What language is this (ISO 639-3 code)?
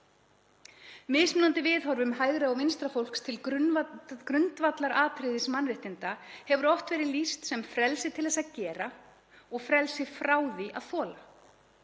isl